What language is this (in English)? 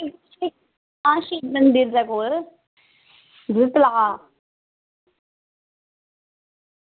Dogri